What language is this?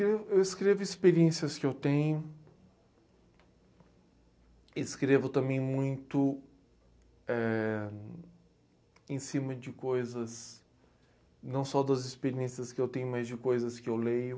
Portuguese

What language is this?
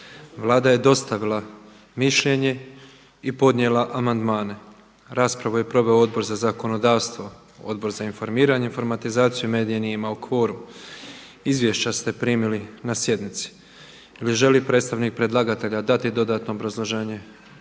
Croatian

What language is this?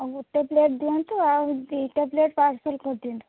Odia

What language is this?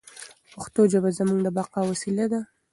Pashto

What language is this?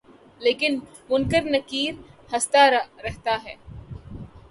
Urdu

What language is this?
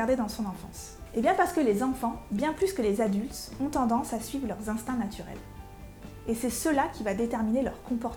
French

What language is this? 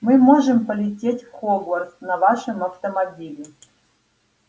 Russian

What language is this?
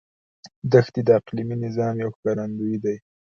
Pashto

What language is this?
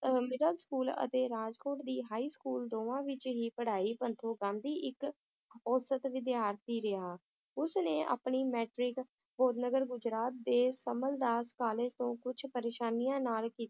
Punjabi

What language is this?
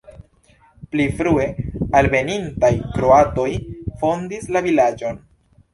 Esperanto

